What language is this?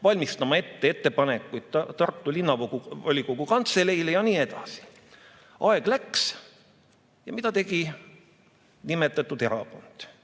Estonian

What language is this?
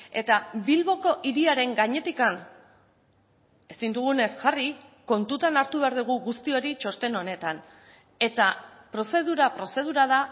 Basque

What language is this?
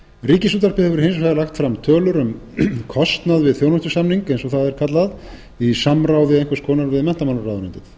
Icelandic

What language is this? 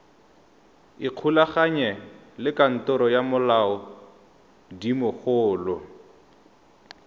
Tswana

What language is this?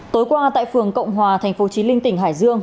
Vietnamese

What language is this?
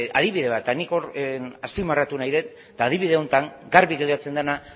Basque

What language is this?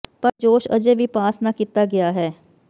Punjabi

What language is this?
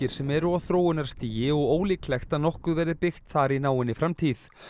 Icelandic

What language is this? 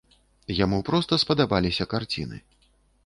Belarusian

